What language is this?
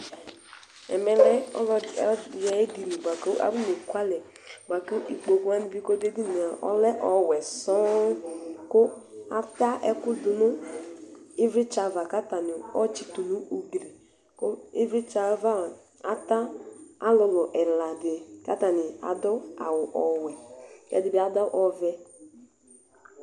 Ikposo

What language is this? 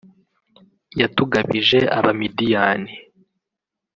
Kinyarwanda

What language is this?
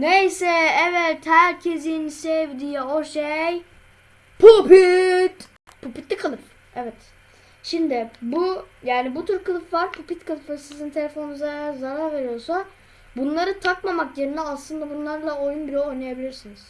Turkish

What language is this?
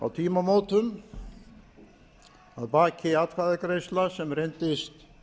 Icelandic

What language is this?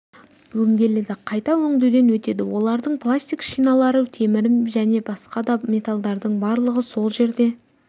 Kazakh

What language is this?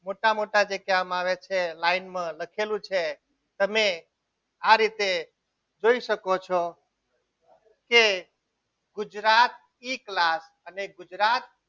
Gujarati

